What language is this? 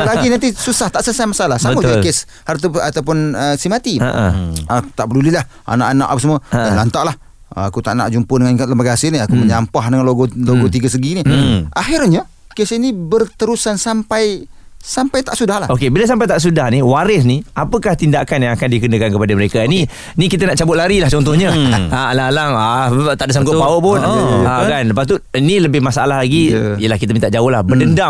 Malay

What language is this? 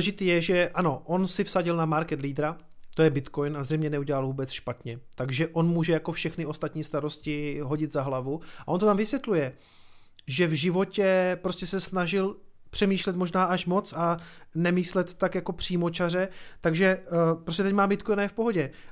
Czech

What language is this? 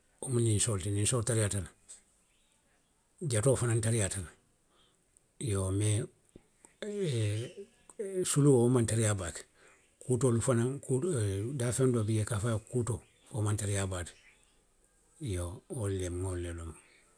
Western Maninkakan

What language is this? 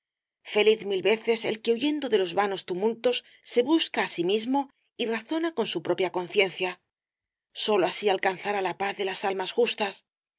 Spanish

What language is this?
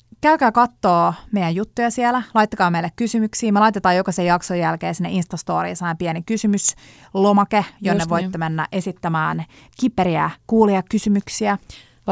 Finnish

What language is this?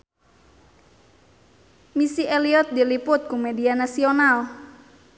Sundanese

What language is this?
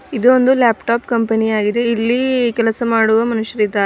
Kannada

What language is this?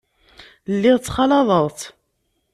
Kabyle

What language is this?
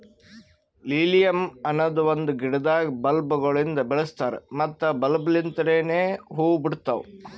Kannada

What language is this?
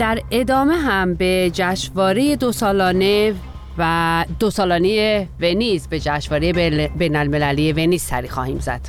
Persian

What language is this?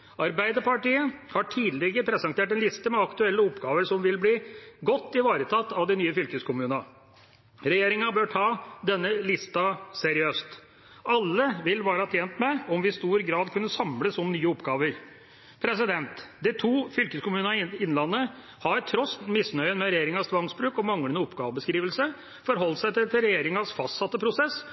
Norwegian Bokmål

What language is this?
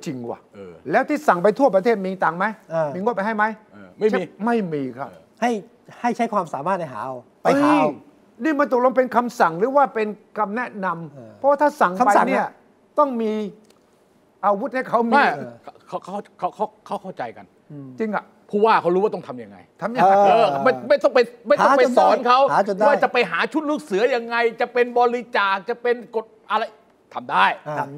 Thai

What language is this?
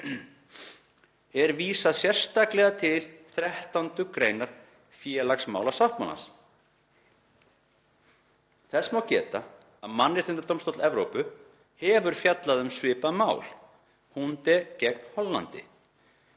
Icelandic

